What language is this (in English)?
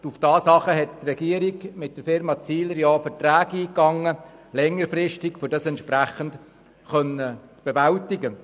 Swiss German